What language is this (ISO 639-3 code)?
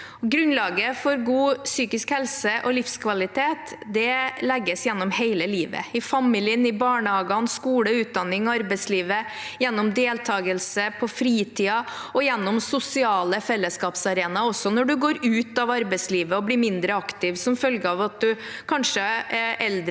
nor